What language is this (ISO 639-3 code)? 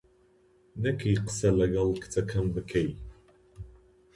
ckb